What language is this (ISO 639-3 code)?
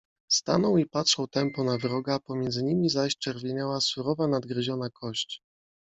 pol